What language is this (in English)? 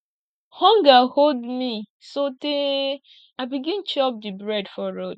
Nigerian Pidgin